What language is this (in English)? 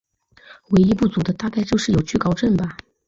Chinese